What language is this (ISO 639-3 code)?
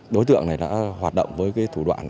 vie